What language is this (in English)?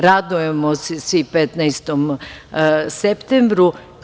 Serbian